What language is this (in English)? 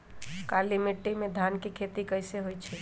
Magahi